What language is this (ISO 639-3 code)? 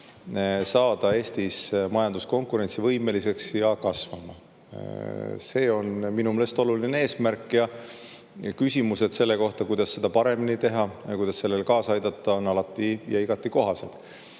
est